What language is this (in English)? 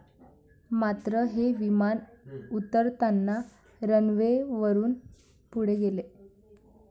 Marathi